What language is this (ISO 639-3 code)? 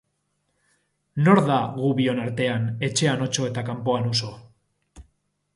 eus